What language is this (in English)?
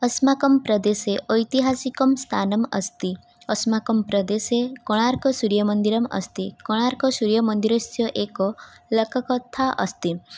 Sanskrit